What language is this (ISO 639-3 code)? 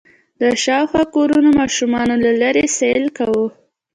pus